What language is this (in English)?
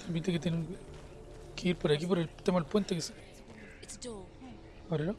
Spanish